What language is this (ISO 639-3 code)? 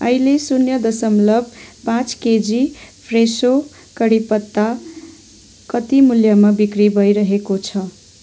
nep